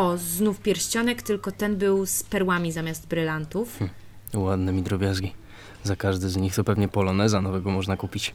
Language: Polish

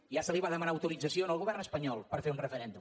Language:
Catalan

